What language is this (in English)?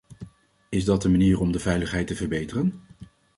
Dutch